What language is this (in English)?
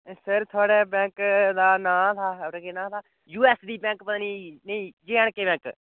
Dogri